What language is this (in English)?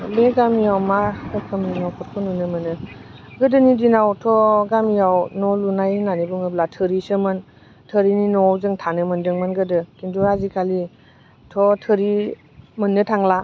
Bodo